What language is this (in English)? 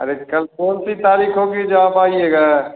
Hindi